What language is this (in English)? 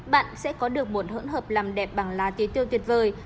Vietnamese